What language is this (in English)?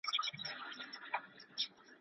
Pashto